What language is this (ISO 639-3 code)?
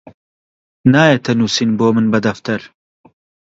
ckb